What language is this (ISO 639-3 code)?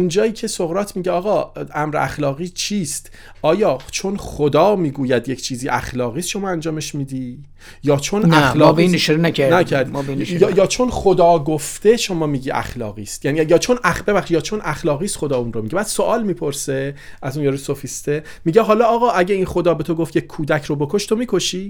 fas